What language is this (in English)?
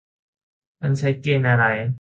Thai